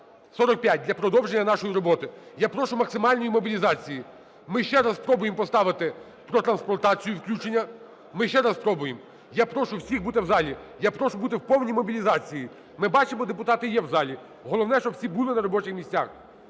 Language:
Ukrainian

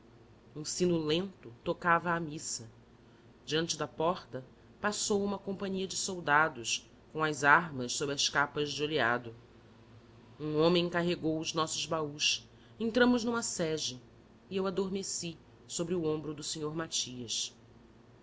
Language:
Portuguese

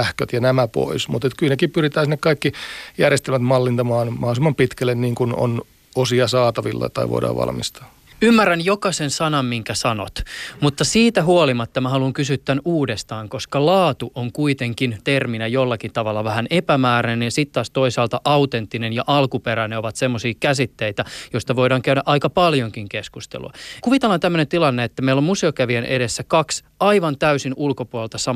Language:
Finnish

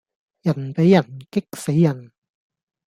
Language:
Cantonese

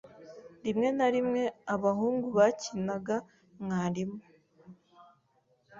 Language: Kinyarwanda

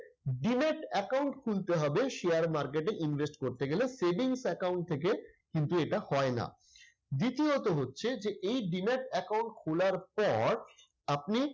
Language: Bangla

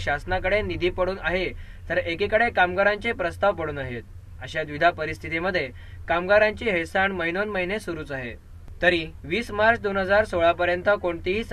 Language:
Marathi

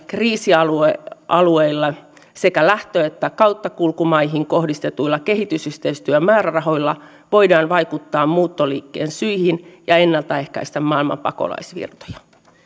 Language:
Finnish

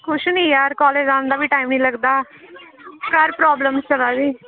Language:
Dogri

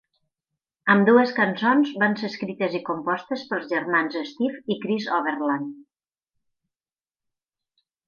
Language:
Catalan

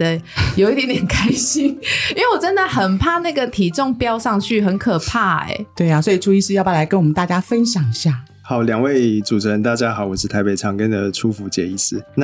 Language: Chinese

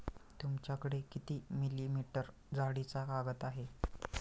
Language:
Marathi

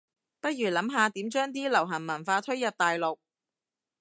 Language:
Cantonese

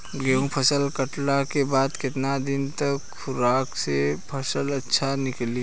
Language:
Bhojpuri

